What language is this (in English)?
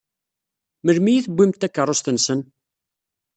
Kabyle